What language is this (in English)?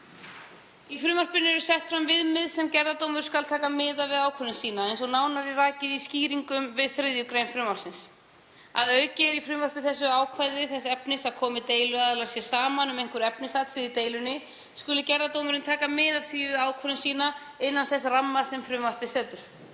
Icelandic